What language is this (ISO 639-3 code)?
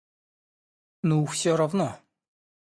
rus